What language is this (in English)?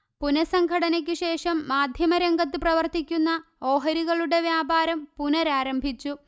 Malayalam